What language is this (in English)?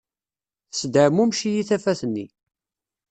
Kabyle